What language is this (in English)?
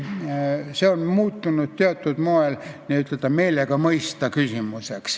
Estonian